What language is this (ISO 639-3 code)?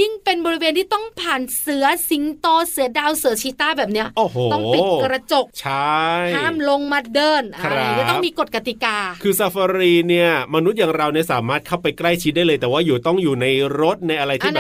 tha